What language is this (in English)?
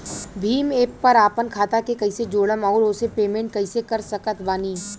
Bhojpuri